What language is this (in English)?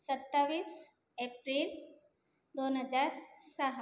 Marathi